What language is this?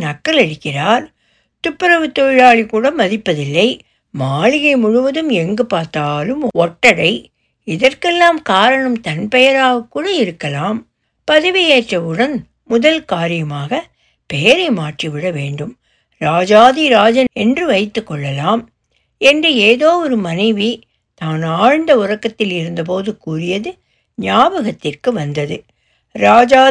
Tamil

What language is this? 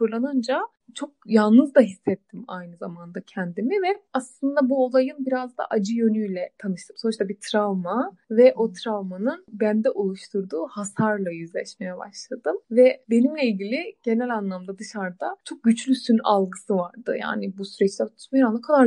Turkish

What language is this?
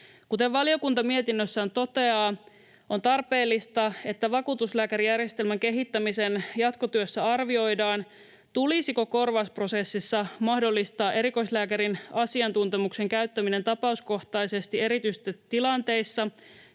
Finnish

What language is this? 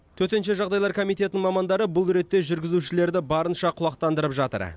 Kazakh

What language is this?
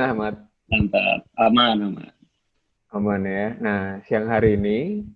Indonesian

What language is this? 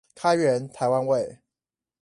Chinese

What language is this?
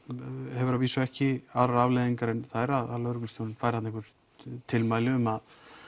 Icelandic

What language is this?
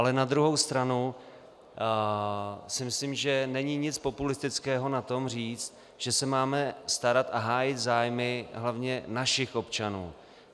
Czech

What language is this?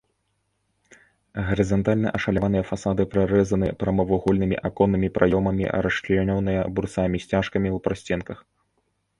Belarusian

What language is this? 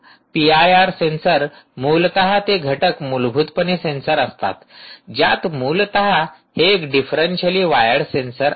Marathi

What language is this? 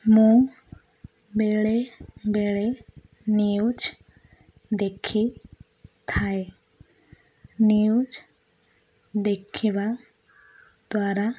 Odia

